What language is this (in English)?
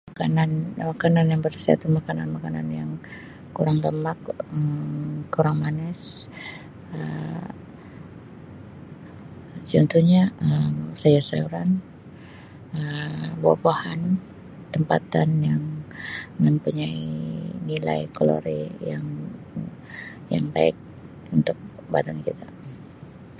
Sabah Malay